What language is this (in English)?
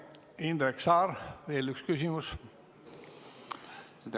Estonian